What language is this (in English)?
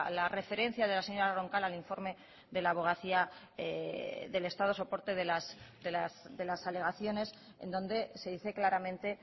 Spanish